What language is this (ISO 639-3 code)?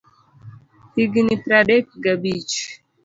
luo